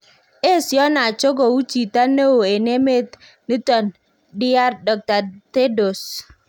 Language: Kalenjin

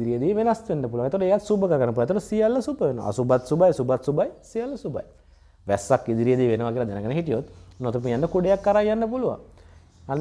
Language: Indonesian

